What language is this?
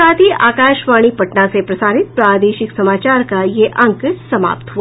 Hindi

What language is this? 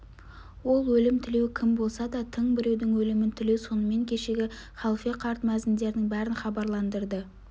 Kazakh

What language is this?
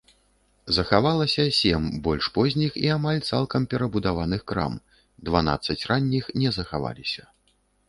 Belarusian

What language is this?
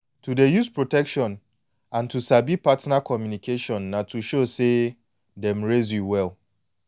Nigerian Pidgin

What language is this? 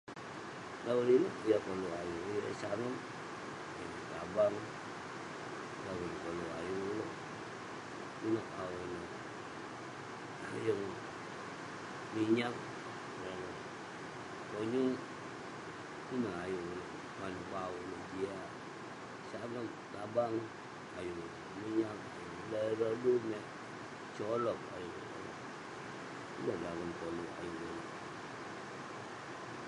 Western Penan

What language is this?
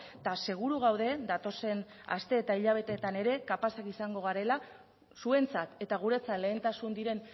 Basque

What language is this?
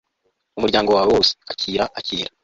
Kinyarwanda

